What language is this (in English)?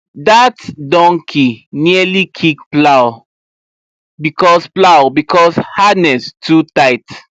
Nigerian Pidgin